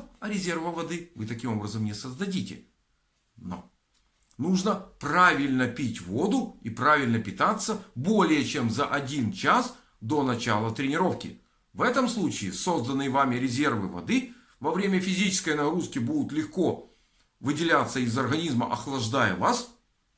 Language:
Russian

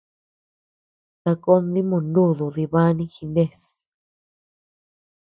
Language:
Tepeuxila Cuicatec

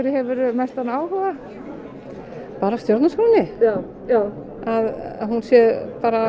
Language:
Icelandic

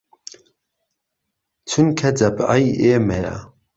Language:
Central Kurdish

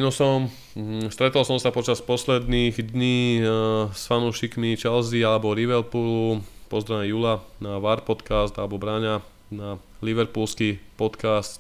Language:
Slovak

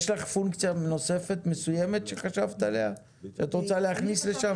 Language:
Hebrew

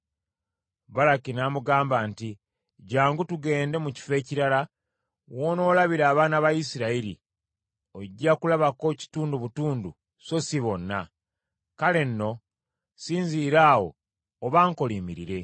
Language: Ganda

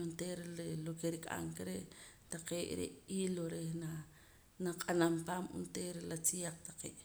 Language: Poqomam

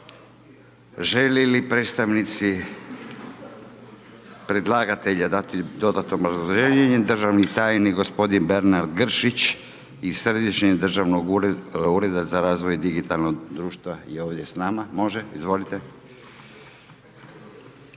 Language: Croatian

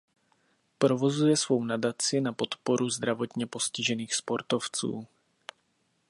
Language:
Czech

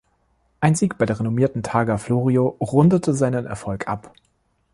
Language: German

